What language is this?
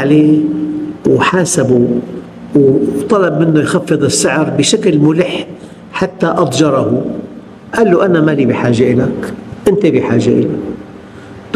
Arabic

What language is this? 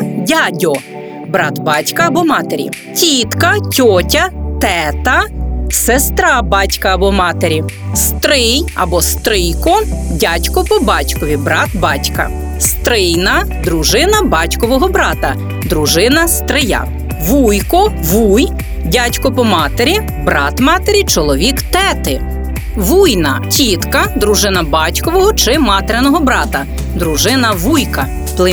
Ukrainian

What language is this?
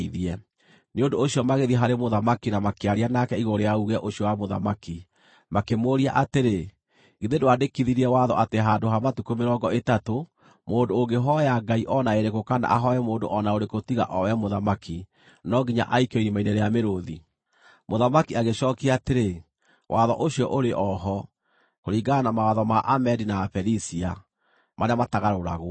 Kikuyu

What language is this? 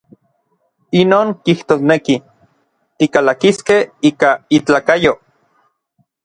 Orizaba Nahuatl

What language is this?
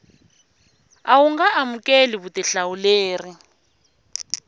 Tsonga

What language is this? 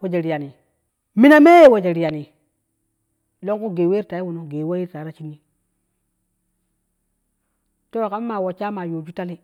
Kushi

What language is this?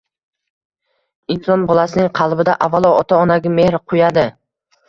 Uzbek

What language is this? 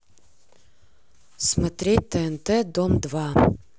Russian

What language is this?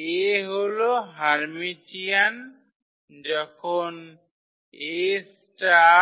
Bangla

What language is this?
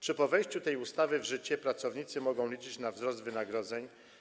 Polish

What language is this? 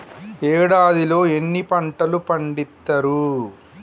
Telugu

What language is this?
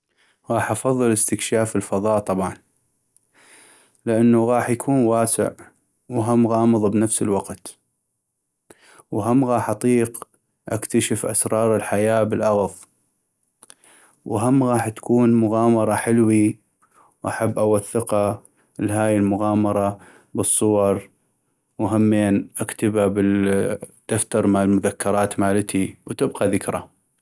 North Mesopotamian Arabic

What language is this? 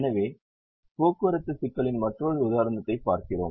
Tamil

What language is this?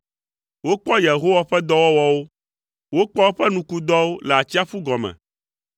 Ewe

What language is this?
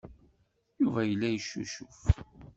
Kabyle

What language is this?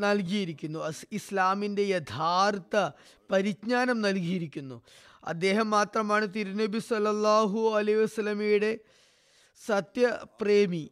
Malayalam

